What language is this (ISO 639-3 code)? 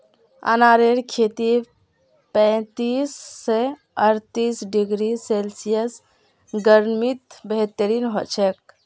mag